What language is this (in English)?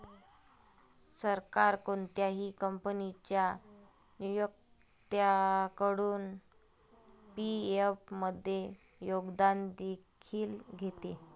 Marathi